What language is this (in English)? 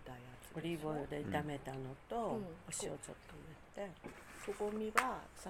Japanese